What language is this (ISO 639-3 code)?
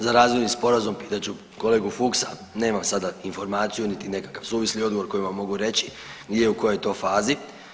hrv